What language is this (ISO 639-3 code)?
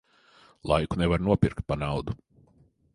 lav